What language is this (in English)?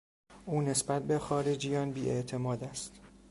Persian